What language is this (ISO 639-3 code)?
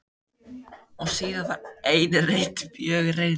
isl